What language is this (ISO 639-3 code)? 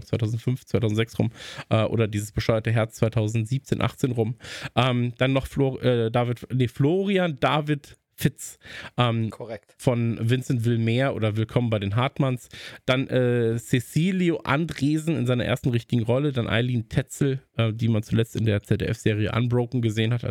deu